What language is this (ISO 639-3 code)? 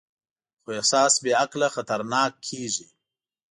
pus